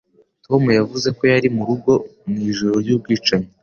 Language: Kinyarwanda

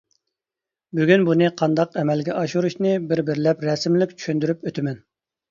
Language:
Uyghur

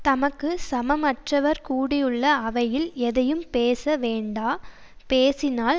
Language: Tamil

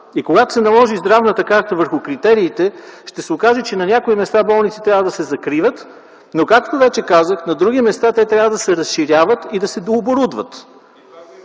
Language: Bulgarian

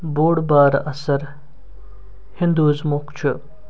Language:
Kashmiri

